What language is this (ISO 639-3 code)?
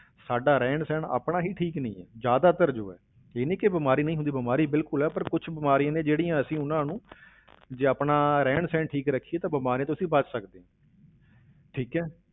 pan